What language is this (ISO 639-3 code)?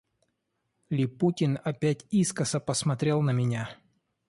rus